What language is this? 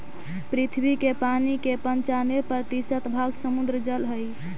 Magahi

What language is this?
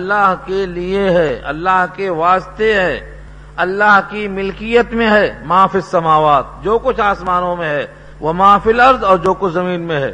Urdu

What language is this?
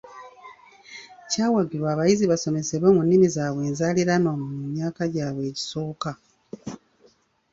Ganda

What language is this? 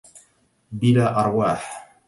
Arabic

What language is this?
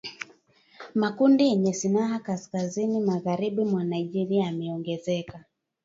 Swahili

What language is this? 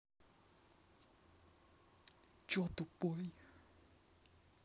Russian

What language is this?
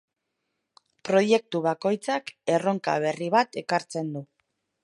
Basque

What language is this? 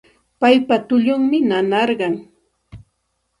Santa Ana de Tusi Pasco Quechua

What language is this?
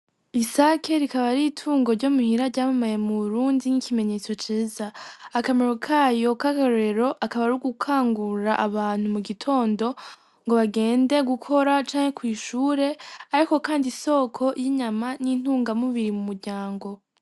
Rundi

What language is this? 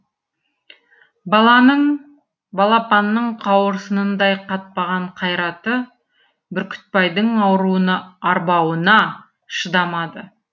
Kazakh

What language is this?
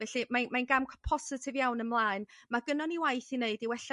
Welsh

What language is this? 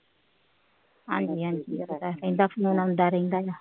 Punjabi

